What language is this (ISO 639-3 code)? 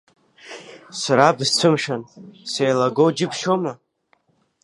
abk